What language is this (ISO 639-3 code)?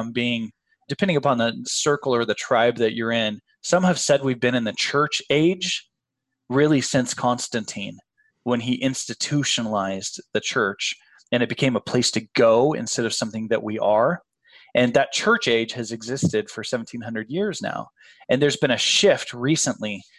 eng